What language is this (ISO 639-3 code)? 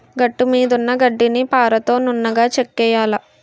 tel